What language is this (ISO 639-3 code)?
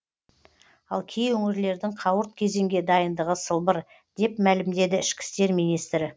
kaz